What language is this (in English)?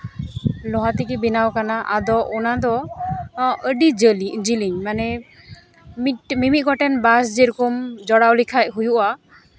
Santali